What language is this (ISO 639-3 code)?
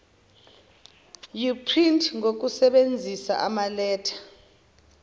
zul